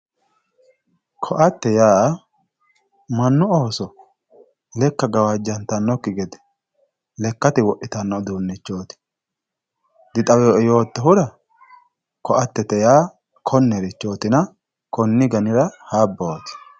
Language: Sidamo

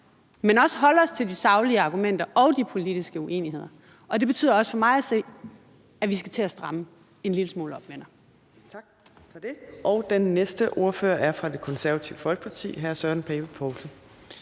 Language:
Danish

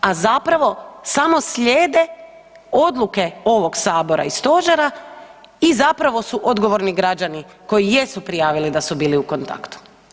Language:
Croatian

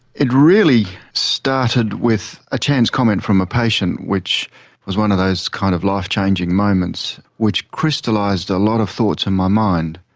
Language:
English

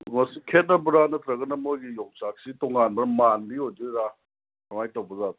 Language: Manipuri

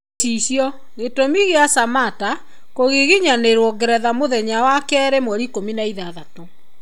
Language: Kikuyu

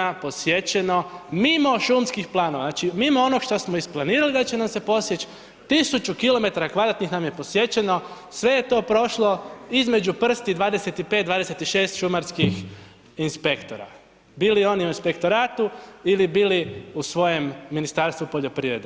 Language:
Croatian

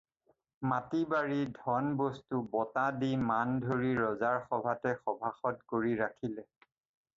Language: Assamese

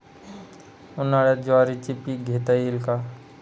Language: Marathi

